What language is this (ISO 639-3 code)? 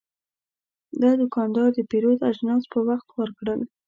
pus